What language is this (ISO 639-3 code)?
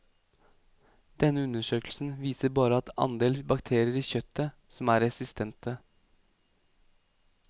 nor